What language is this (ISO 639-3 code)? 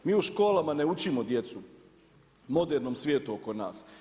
hrv